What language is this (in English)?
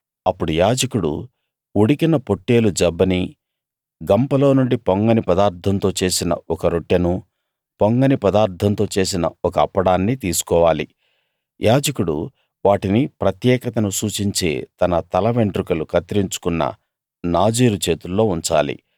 Telugu